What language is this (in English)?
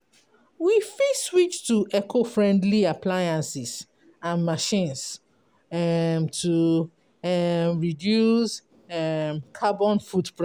Nigerian Pidgin